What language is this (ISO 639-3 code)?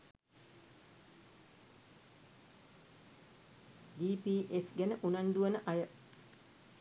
sin